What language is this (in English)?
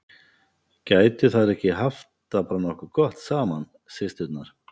Icelandic